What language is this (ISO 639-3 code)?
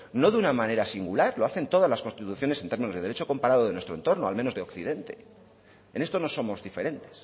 spa